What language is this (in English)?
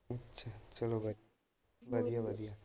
Punjabi